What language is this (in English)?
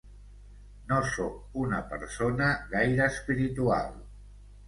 Catalan